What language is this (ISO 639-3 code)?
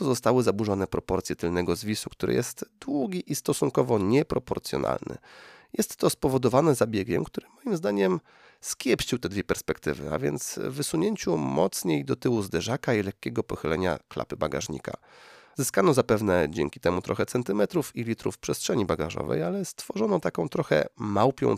pol